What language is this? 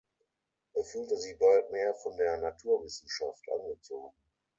German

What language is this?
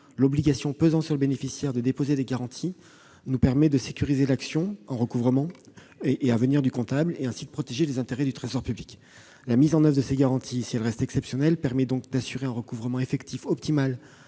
French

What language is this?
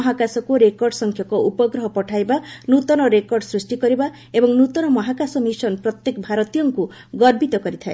Odia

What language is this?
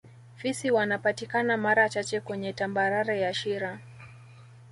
Swahili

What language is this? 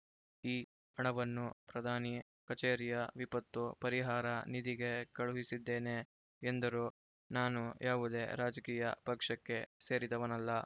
Kannada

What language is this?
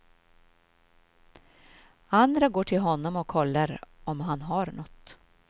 Swedish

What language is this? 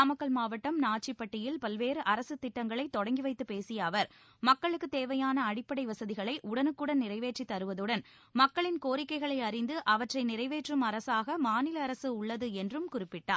Tamil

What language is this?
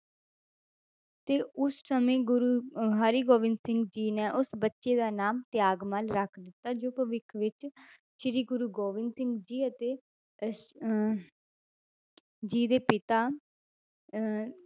Punjabi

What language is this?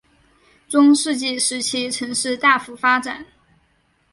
Chinese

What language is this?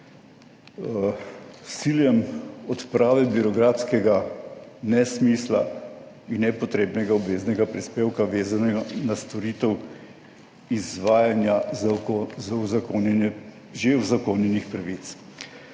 Slovenian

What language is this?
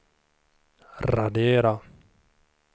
Swedish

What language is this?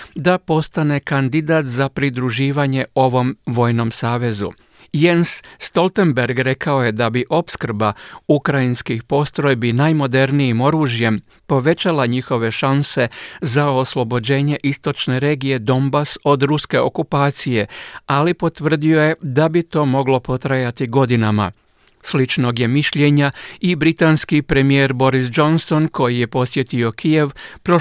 Croatian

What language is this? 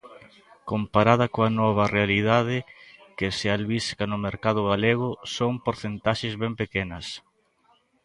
Galician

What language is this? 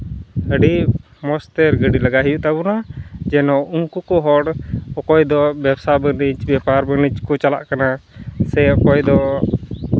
Santali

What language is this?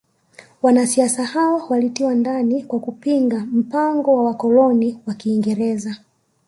Swahili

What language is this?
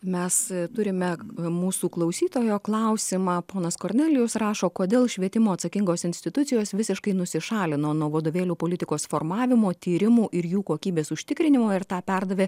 Lithuanian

